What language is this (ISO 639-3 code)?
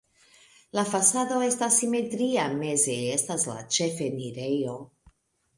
epo